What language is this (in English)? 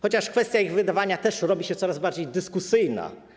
Polish